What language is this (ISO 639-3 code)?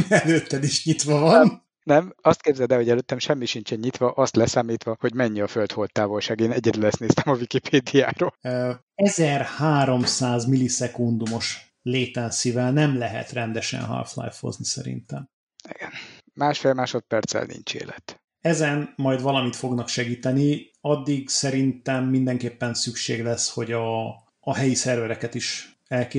hun